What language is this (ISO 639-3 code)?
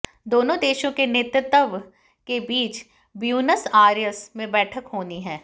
hin